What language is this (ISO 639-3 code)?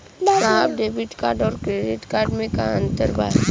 bho